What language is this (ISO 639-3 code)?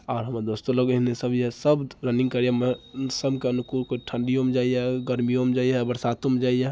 mai